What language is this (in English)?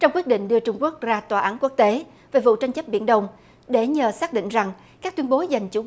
Vietnamese